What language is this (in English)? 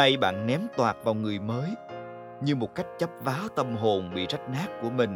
Vietnamese